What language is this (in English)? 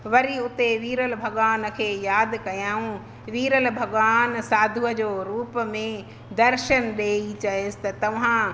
Sindhi